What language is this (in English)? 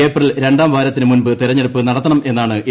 Malayalam